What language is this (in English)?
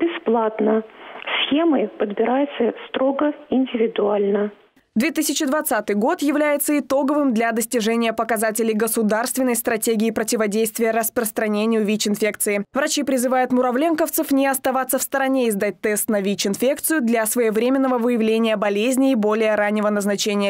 Russian